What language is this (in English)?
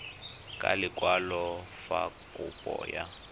Tswana